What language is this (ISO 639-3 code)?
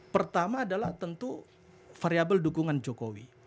ind